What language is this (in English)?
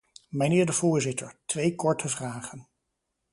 Dutch